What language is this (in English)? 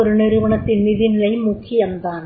Tamil